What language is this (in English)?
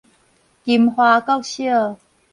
Min Nan Chinese